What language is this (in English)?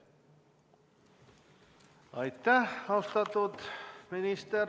Estonian